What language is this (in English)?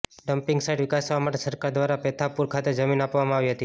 Gujarati